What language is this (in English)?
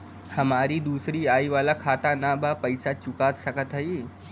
Bhojpuri